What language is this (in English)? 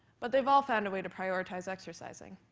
English